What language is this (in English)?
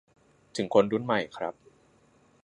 Thai